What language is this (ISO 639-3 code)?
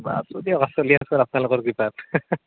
asm